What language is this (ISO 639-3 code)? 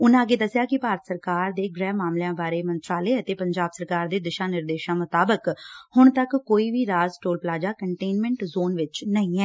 pan